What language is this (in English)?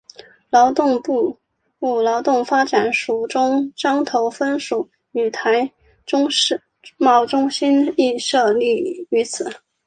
Chinese